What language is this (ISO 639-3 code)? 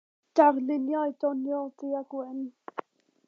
cym